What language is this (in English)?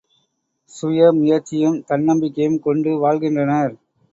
Tamil